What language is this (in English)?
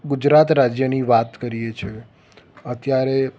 Gujarati